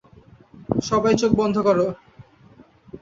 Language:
Bangla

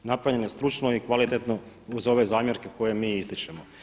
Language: Croatian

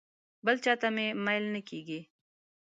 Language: Pashto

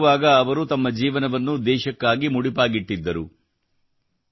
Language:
Kannada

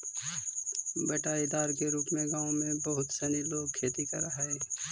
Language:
Magahi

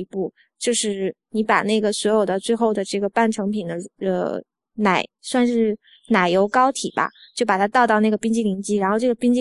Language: Chinese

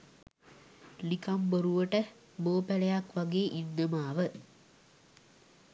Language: Sinhala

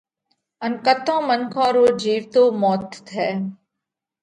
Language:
Parkari Koli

